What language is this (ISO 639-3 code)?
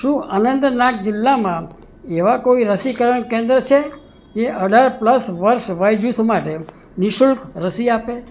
guj